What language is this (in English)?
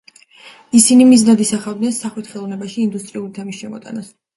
Georgian